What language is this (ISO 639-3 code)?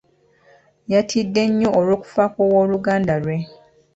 lug